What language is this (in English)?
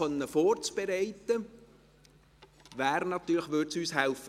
Swiss German